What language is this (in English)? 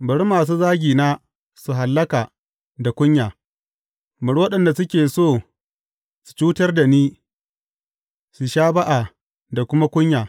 Hausa